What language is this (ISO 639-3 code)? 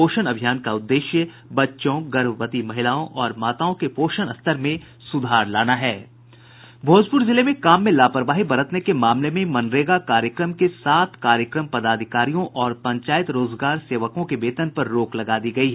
hin